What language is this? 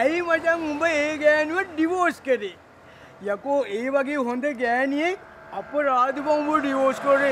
Thai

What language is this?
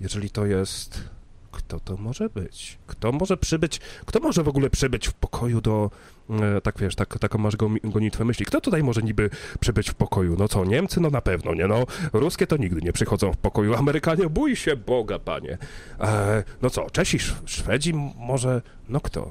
Polish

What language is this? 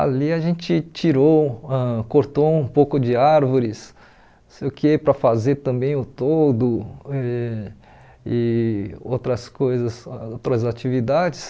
Portuguese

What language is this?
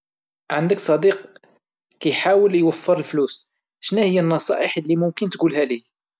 Moroccan Arabic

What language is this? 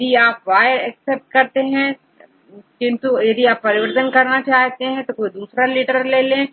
Hindi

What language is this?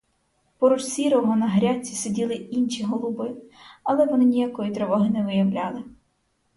Ukrainian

